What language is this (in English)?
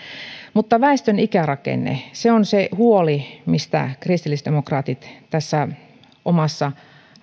Finnish